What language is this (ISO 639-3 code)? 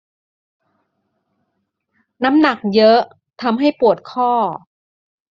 tha